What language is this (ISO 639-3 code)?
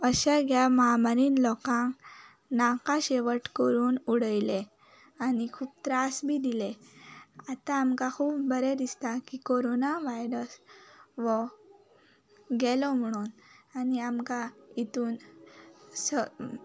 kok